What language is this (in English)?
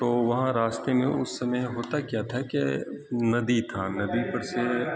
Urdu